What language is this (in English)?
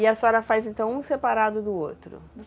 Portuguese